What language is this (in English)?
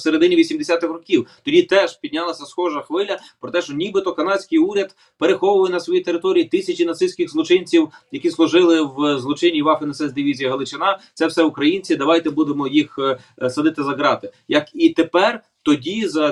Ukrainian